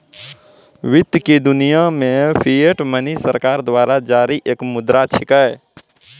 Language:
Maithili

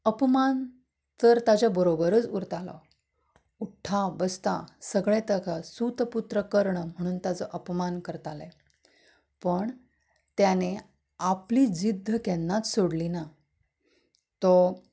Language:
Konkani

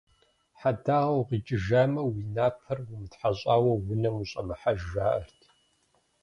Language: Kabardian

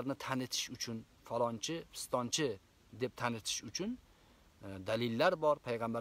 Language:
Turkish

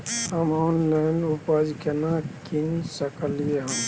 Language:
Maithili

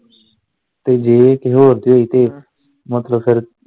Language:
Punjabi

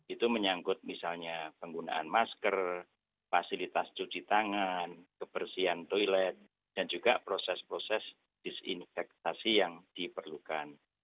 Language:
Indonesian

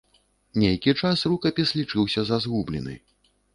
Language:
Belarusian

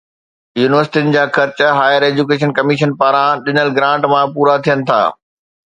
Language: Sindhi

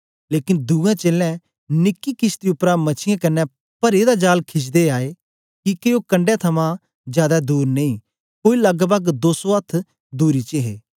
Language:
Dogri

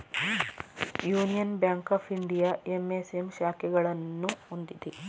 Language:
Kannada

